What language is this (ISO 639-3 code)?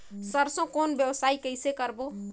hne